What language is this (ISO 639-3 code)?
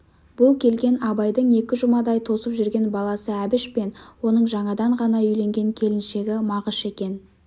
kaz